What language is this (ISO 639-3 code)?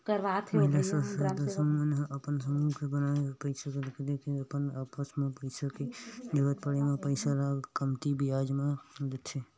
hne